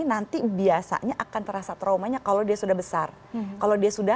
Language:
Indonesian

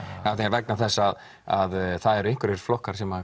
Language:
Icelandic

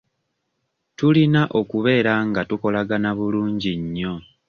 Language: Ganda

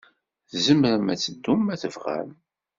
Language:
Kabyle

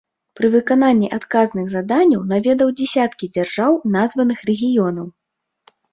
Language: Belarusian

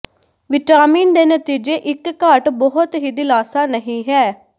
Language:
Punjabi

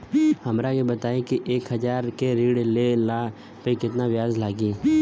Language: Bhojpuri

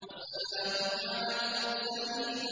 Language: Arabic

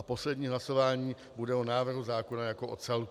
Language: Czech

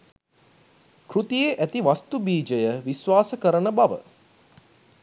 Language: Sinhala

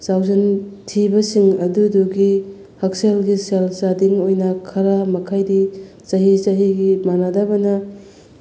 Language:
Manipuri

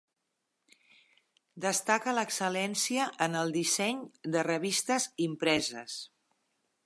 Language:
Catalan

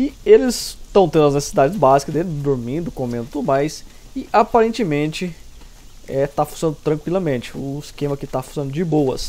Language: Portuguese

